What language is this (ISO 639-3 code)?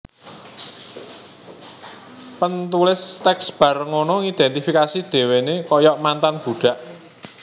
jav